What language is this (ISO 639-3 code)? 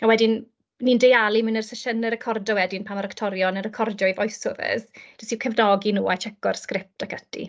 cym